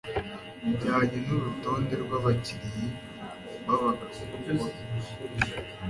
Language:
Kinyarwanda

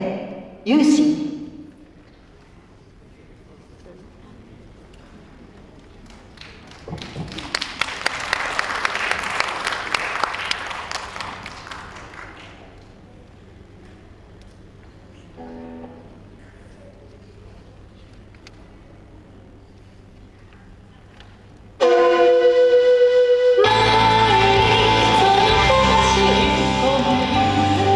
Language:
Japanese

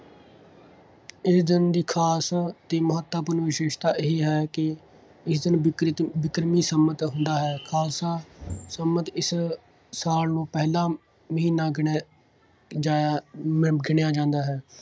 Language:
Punjabi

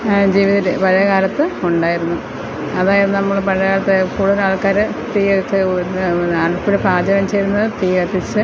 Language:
Malayalam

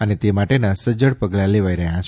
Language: Gujarati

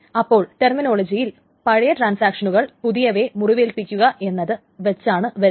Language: Malayalam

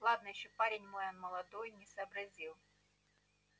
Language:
Russian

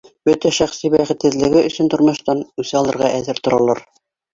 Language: Bashkir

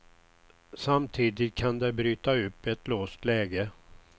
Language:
Swedish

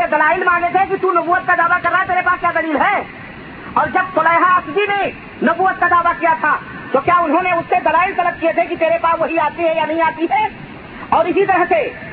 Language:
Urdu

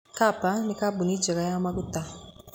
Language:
Kikuyu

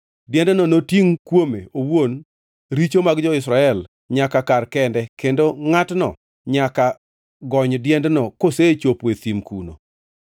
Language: Luo (Kenya and Tanzania)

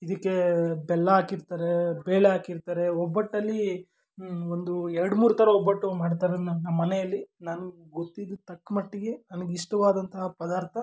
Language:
Kannada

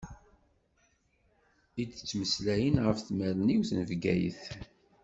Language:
Kabyle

